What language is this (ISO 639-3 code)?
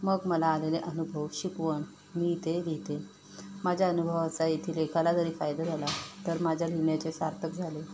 mar